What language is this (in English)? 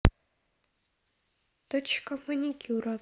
Russian